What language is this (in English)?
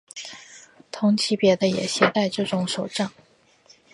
Chinese